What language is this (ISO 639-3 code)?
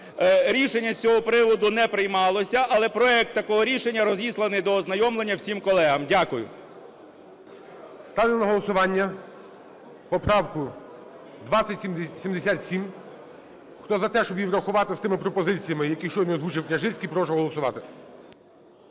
ukr